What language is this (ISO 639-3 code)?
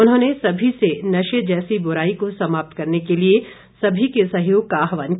hin